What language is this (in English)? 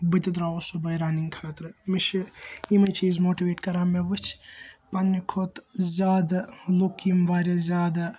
Kashmiri